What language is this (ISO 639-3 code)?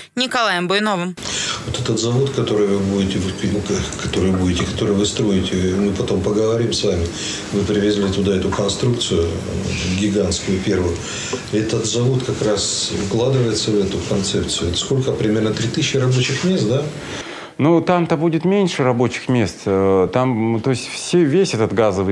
rus